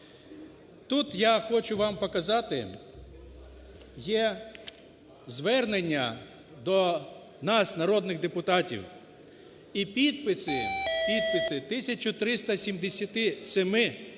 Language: Ukrainian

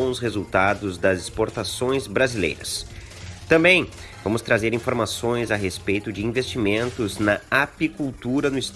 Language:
Portuguese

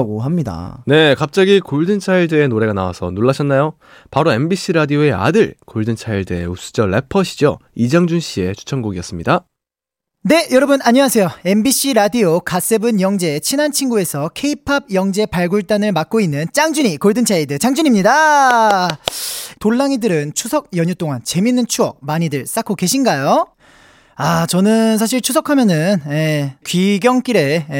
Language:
Korean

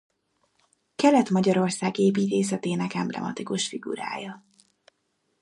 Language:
Hungarian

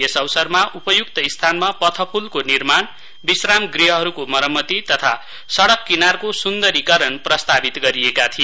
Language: Nepali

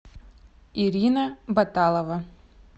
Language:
Russian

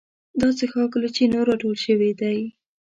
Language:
Pashto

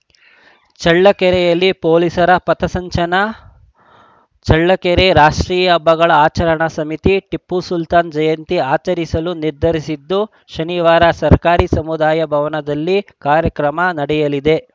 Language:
Kannada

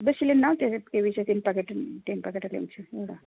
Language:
Nepali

